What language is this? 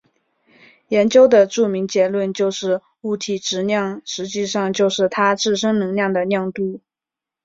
Chinese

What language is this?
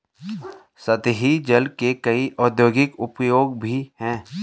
Hindi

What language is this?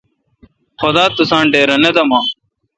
Kalkoti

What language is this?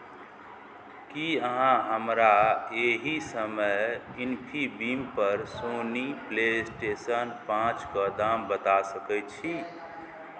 Maithili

